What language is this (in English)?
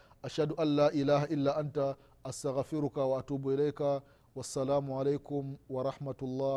Swahili